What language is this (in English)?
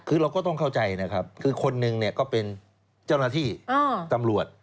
Thai